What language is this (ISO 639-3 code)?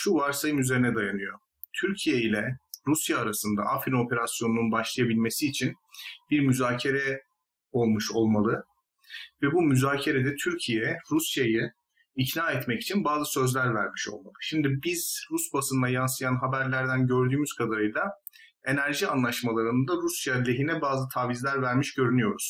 tur